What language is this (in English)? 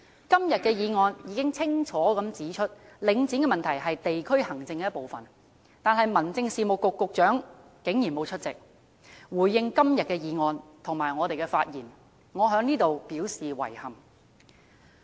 Cantonese